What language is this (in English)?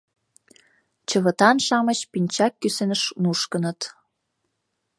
Mari